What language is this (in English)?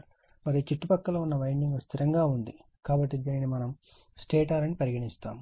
Telugu